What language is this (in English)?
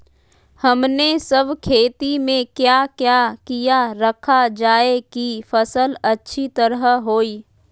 Magahi